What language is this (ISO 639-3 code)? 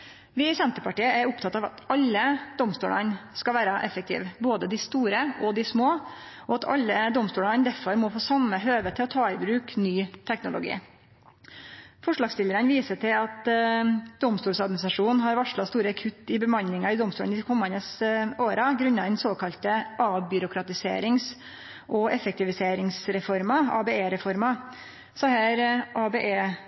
nno